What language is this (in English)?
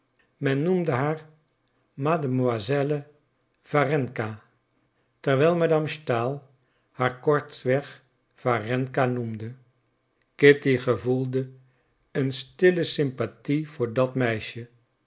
Dutch